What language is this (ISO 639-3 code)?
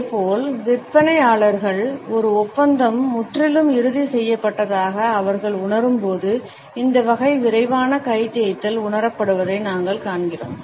tam